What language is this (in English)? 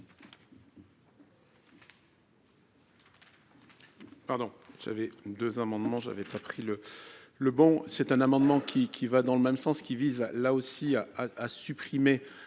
French